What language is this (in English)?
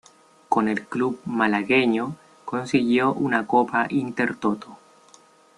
Spanish